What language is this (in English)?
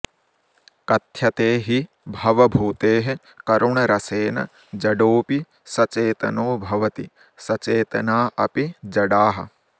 Sanskrit